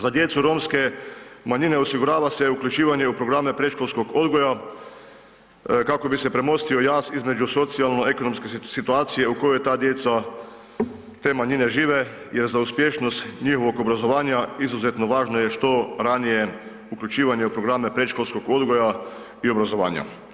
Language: Croatian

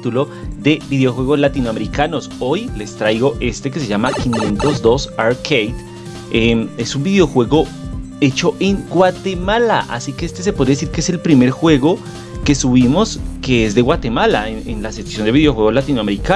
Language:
Spanish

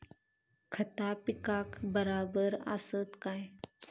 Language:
Marathi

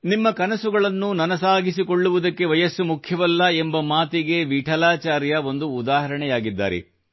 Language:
Kannada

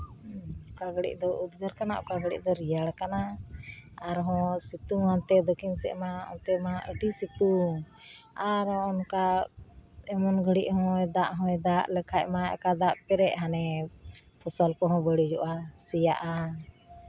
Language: Santali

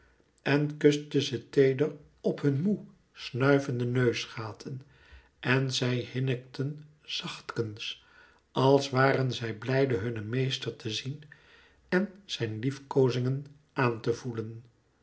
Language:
Dutch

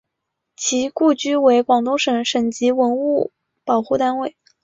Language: Chinese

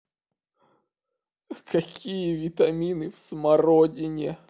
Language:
Russian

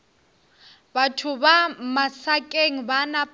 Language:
Northern Sotho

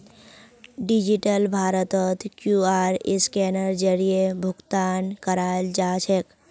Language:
Magahi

